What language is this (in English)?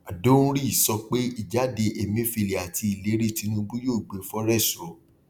Yoruba